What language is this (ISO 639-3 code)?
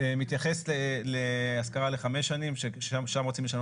heb